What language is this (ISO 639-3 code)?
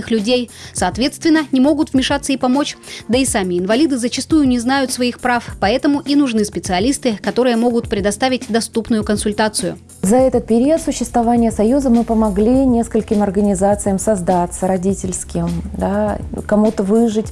rus